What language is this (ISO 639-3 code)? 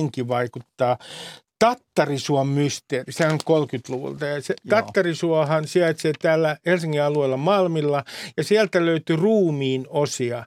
fin